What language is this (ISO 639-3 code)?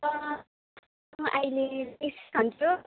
nep